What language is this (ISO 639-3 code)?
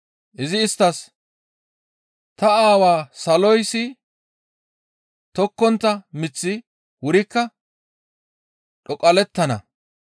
gmv